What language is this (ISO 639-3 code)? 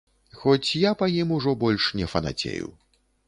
bel